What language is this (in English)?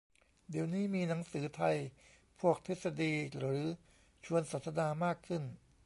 Thai